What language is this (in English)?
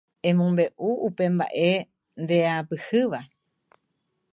Guarani